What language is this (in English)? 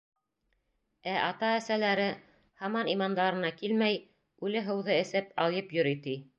Bashkir